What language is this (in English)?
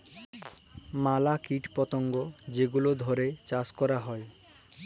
Bangla